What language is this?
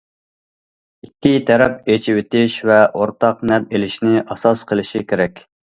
Uyghur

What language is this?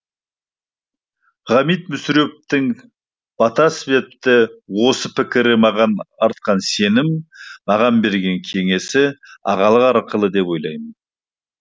Kazakh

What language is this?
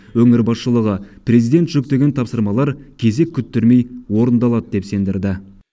Kazakh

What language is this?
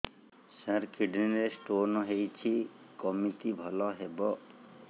Odia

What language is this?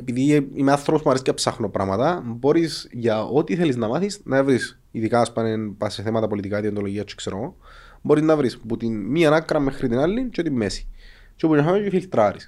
Greek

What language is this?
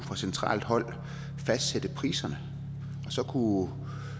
Danish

